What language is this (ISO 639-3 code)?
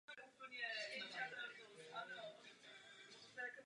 ces